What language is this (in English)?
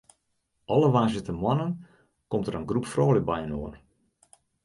Western Frisian